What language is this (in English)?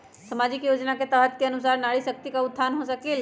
Magahi